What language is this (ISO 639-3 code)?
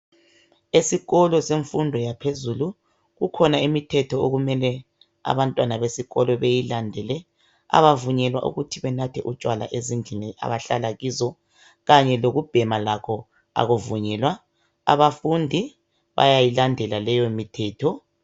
nde